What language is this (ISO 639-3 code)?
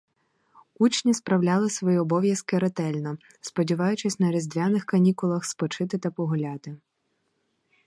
ukr